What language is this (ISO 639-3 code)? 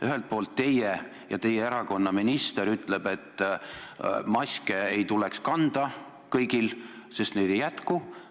est